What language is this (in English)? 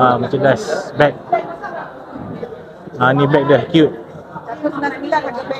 Malay